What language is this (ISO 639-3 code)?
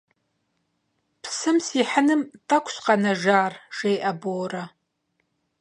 kbd